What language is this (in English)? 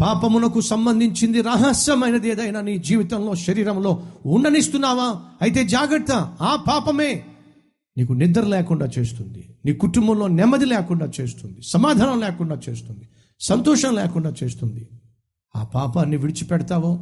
Telugu